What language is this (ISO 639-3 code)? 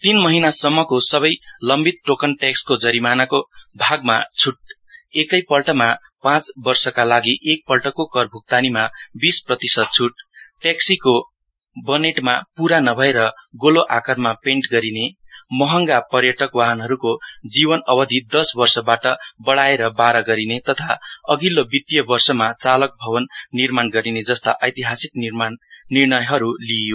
nep